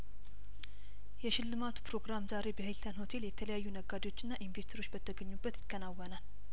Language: Amharic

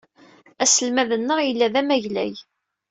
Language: Kabyle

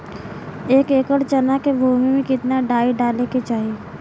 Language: Bhojpuri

